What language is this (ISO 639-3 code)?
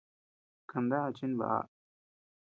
cux